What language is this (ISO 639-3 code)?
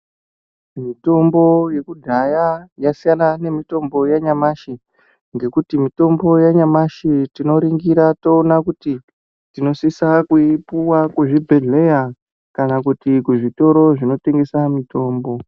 ndc